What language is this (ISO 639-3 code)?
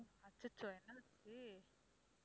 tam